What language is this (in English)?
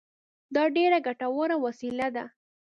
Pashto